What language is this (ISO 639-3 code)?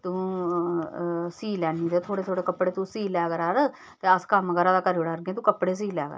doi